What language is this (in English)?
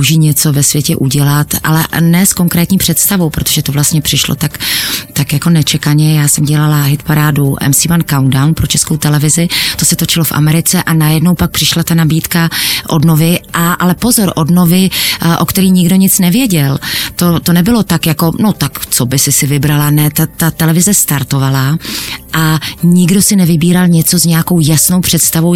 Czech